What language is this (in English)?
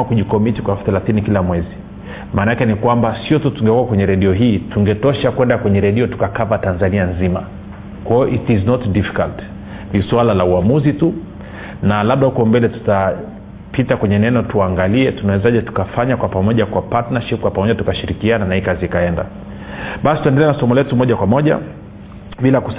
Swahili